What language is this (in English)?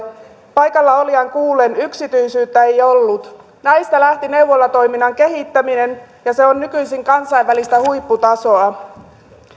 Finnish